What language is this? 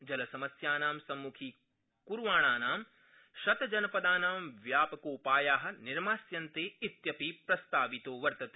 Sanskrit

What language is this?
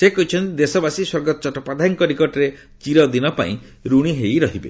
Odia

